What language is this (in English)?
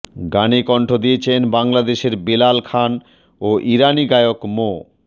Bangla